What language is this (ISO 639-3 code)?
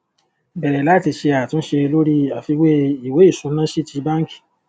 yor